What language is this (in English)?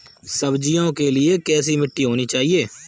Hindi